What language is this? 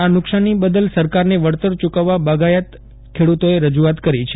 Gujarati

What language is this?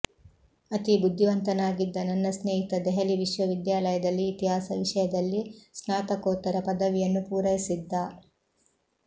Kannada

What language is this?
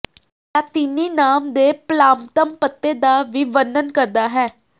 Punjabi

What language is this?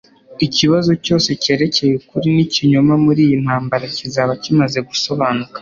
Kinyarwanda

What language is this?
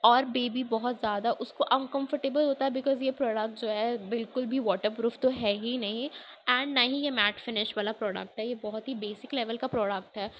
Urdu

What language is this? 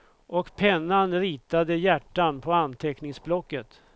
Swedish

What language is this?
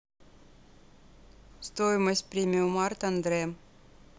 Russian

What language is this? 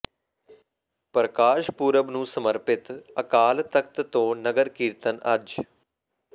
Punjabi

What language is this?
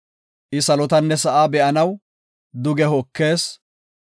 Gofa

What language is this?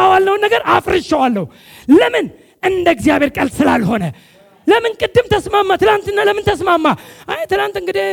Amharic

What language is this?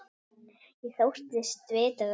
Icelandic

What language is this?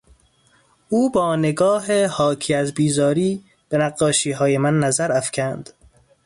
Persian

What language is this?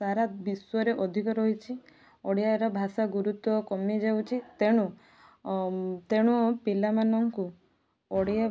Odia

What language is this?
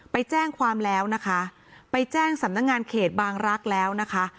Thai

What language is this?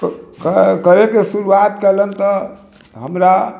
Maithili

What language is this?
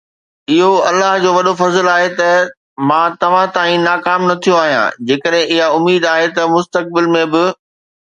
Sindhi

